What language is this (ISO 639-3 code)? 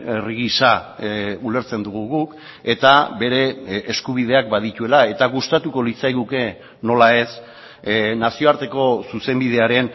eus